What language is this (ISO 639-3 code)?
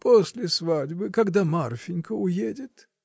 rus